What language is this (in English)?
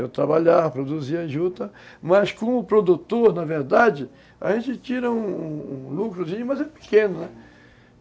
Portuguese